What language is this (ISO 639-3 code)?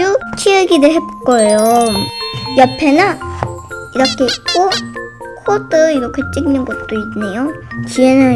kor